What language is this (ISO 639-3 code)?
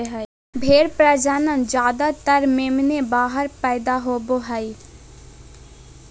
mag